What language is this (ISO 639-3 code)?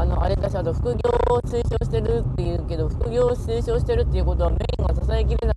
jpn